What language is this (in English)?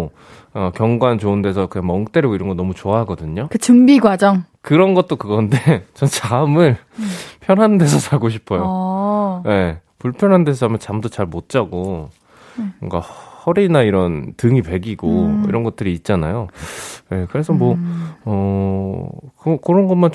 Korean